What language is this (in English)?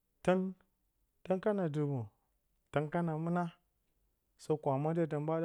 Bacama